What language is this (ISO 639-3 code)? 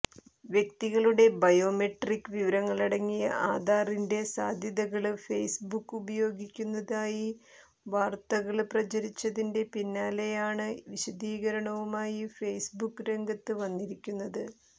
mal